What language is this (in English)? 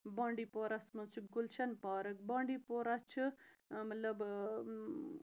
Kashmiri